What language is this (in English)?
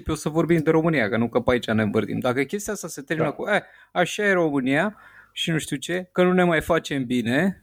Romanian